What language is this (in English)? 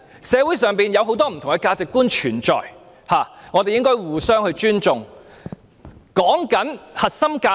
Cantonese